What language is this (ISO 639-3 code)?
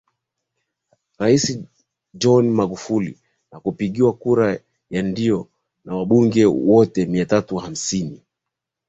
swa